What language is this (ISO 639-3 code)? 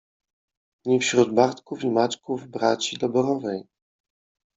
pol